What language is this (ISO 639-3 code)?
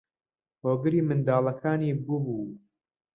ckb